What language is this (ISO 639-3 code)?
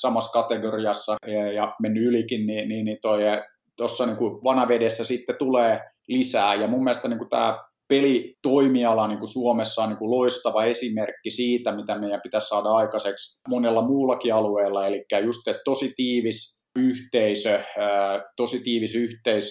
fin